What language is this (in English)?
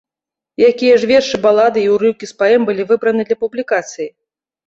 Belarusian